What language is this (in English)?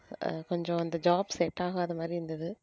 Tamil